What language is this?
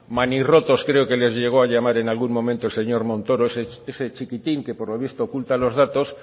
Spanish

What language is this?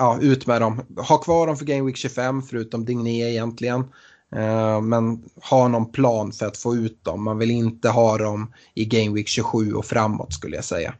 Swedish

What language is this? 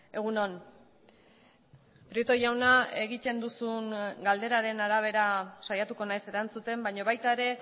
Basque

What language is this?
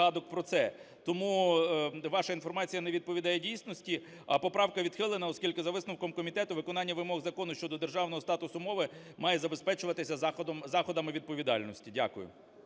Ukrainian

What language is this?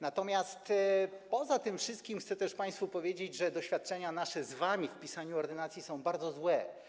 Polish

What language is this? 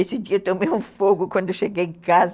Portuguese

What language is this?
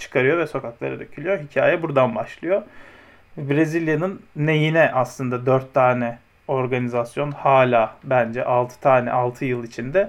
Turkish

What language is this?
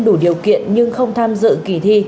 Vietnamese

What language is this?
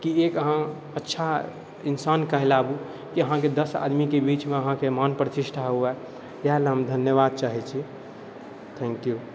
Maithili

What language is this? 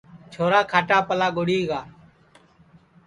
Sansi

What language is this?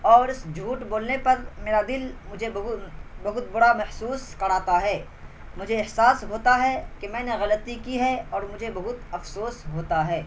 Urdu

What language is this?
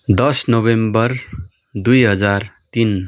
Nepali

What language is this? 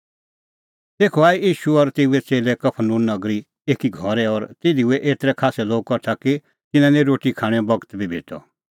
Kullu Pahari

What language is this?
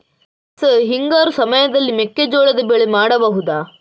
Kannada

